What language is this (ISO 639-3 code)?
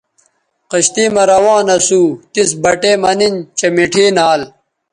btv